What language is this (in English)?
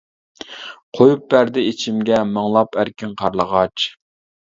Uyghur